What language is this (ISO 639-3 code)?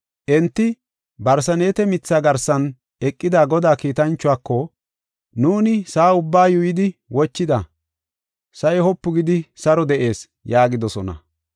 gof